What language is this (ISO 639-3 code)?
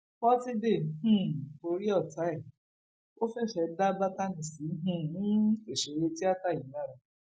yor